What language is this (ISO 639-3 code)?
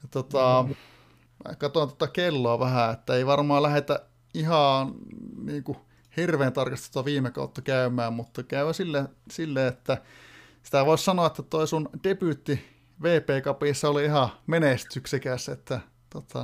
fin